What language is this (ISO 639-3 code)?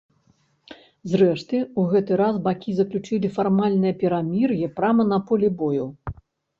bel